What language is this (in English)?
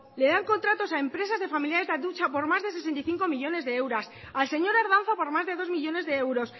Spanish